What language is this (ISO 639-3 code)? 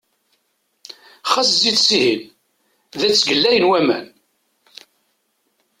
kab